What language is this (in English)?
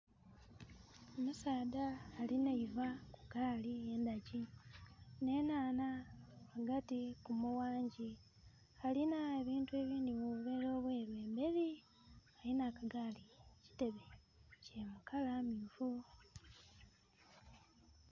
Soga